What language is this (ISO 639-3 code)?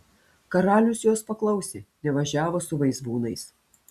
lit